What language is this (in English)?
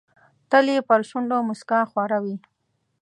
Pashto